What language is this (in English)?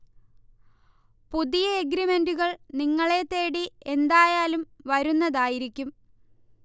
Malayalam